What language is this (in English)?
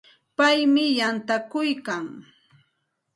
Santa Ana de Tusi Pasco Quechua